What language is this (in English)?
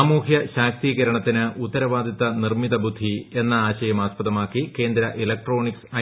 Malayalam